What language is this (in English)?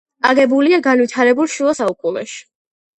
Georgian